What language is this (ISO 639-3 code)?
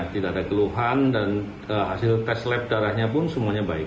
ind